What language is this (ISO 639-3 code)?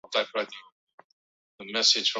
eus